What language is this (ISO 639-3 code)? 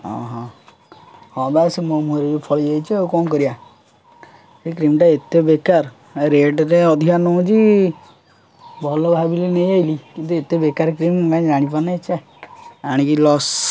ori